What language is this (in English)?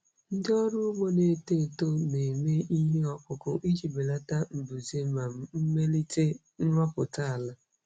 Igbo